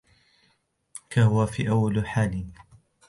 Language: Arabic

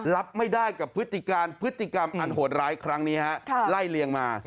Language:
Thai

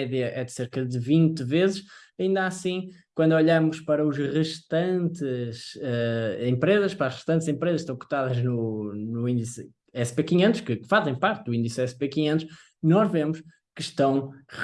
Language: Portuguese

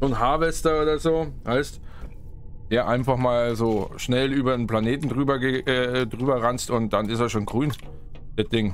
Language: German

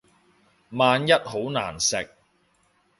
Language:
Cantonese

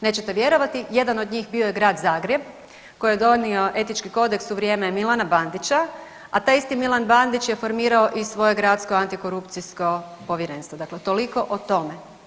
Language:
Croatian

